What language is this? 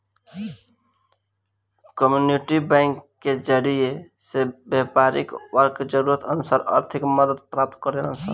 Bhojpuri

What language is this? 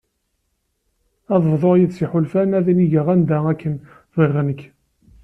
Kabyle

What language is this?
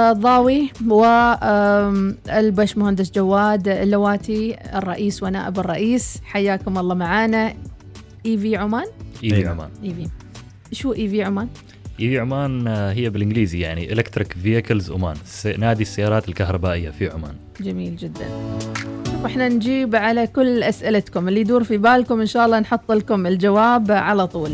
Arabic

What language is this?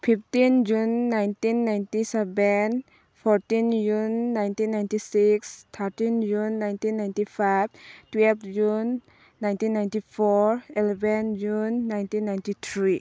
Manipuri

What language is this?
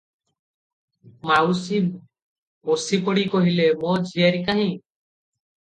Odia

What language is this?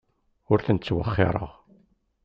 Kabyle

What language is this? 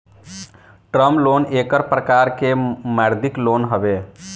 Bhojpuri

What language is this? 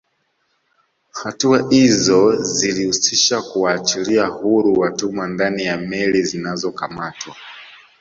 Swahili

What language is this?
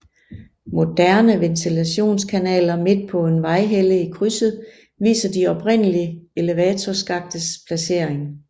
Danish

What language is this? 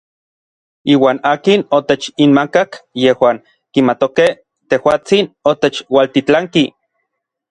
Orizaba Nahuatl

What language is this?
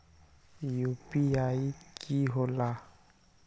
Magahi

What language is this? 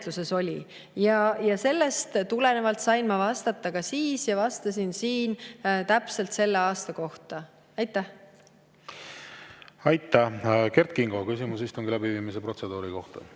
Estonian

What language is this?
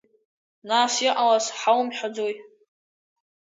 Abkhazian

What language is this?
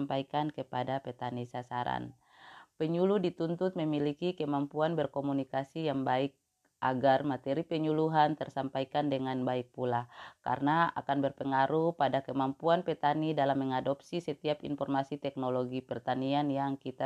Indonesian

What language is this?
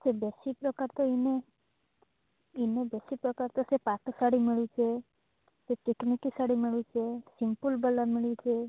Odia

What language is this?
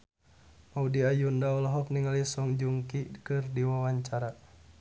Sundanese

